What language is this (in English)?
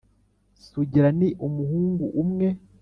Kinyarwanda